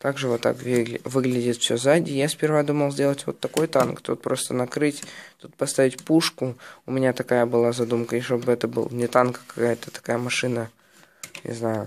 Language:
Russian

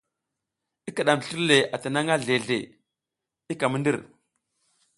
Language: South Giziga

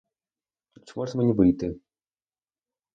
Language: Ukrainian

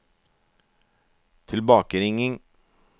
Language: Norwegian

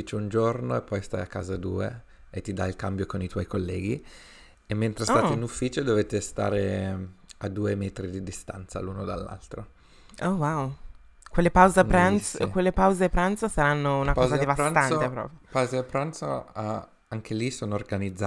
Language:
Italian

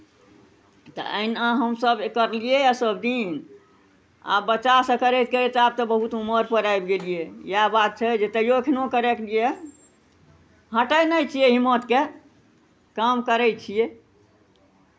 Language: Maithili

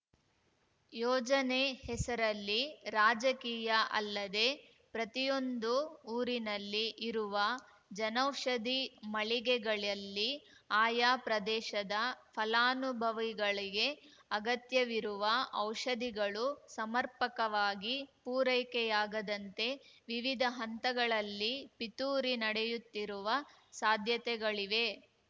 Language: Kannada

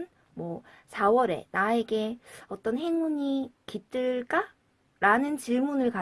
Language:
Korean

